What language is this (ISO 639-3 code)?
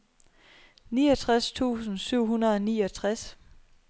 dan